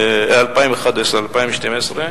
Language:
Hebrew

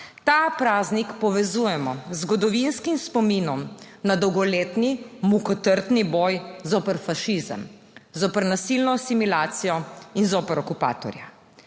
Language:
Slovenian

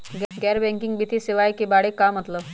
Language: Magahi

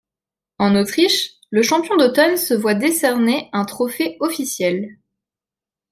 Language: French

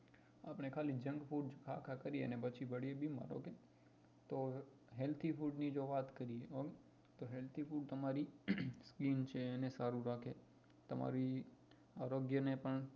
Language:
Gujarati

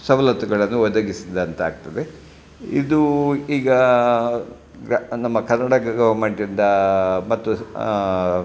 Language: Kannada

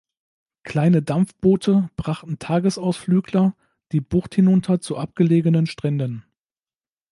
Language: German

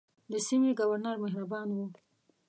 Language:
Pashto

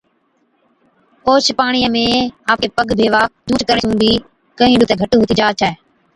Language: Od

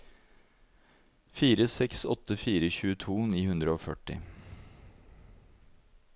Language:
Norwegian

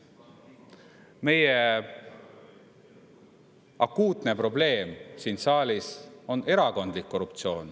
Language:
Estonian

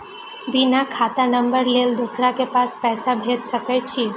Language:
Maithili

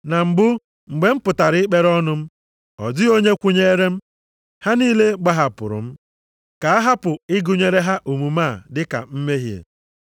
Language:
Igbo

